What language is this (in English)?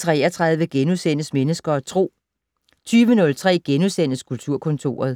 Danish